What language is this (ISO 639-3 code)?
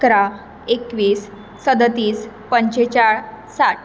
kok